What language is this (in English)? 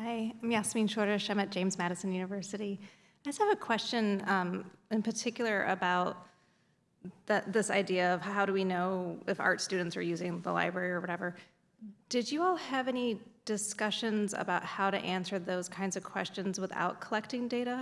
English